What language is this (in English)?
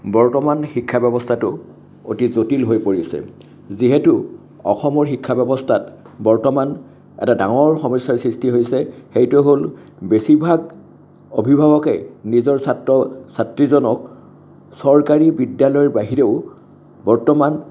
Assamese